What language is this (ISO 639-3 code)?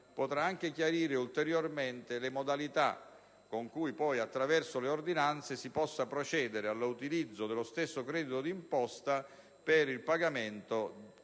ita